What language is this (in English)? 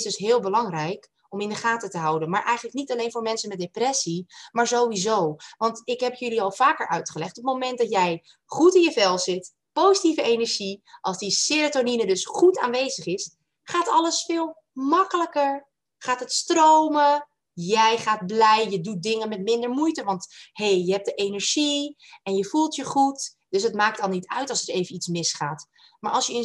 Dutch